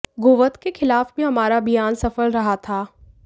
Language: Hindi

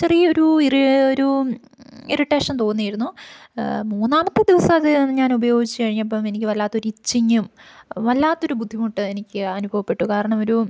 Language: Malayalam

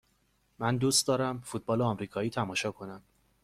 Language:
Persian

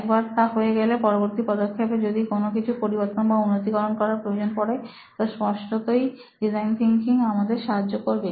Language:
Bangla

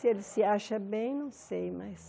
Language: Portuguese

